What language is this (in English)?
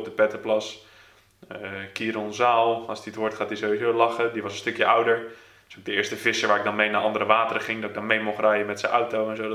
Dutch